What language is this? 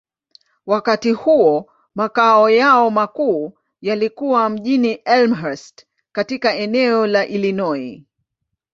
Swahili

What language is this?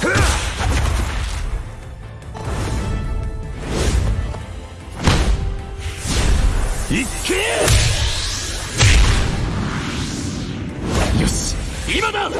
Japanese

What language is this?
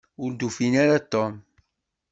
Kabyle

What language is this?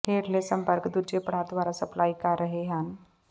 Punjabi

